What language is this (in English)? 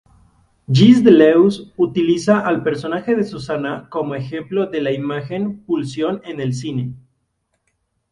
Spanish